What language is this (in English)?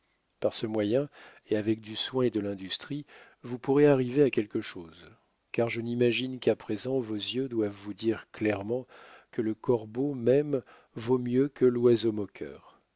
French